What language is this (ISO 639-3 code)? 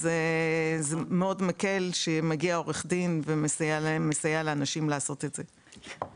heb